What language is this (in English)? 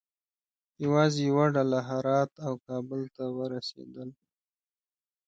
Pashto